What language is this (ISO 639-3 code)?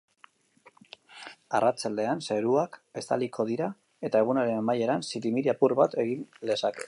eus